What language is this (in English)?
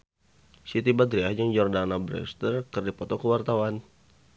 Sundanese